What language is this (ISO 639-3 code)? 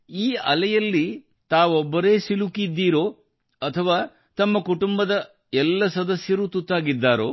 kan